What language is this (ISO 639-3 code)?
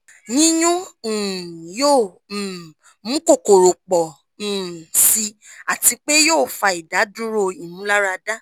yor